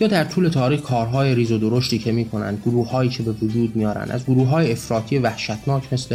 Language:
Persian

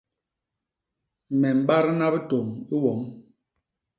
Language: Basaa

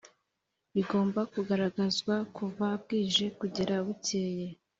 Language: Kinyarwanda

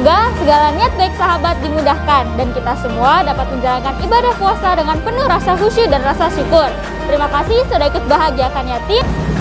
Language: Indonesian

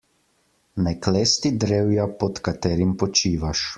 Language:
Slovenian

